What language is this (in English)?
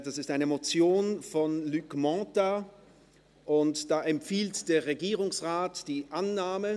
Swiss German